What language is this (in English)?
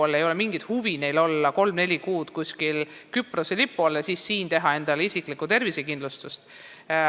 Estonian